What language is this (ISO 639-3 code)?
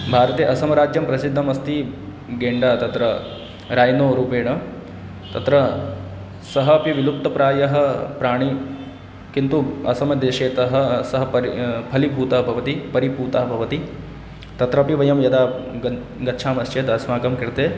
san